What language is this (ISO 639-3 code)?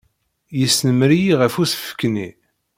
kab